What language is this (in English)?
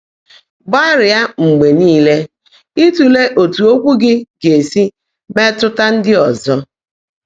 Igbo